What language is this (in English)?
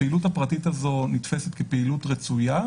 Hebrew